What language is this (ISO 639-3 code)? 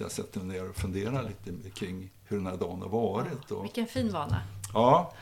swe